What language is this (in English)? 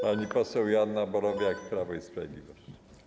Polish